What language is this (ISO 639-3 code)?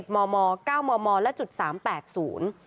tha